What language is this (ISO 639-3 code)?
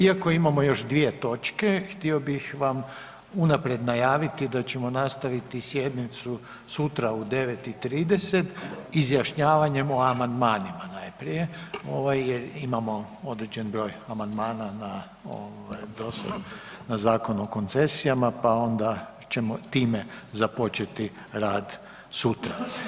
hrv